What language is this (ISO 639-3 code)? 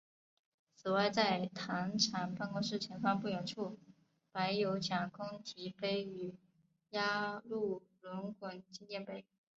zho